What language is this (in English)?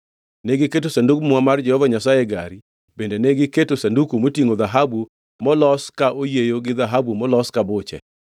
Luo (Kenya and Tanzania)